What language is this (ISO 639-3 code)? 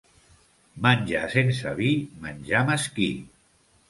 cat